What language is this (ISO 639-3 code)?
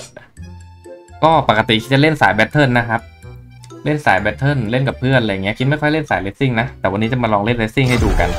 tha